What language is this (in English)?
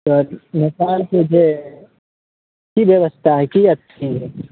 Maithili